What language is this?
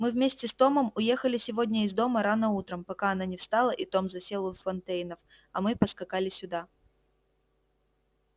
Russian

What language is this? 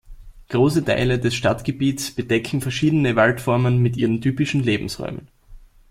German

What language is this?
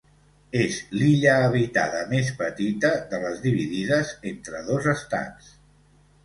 Catalan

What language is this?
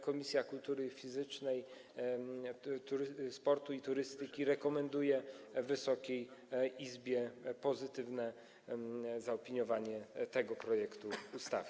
Polish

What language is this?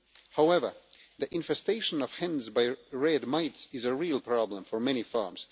English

